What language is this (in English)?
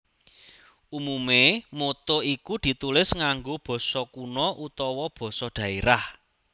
Javanese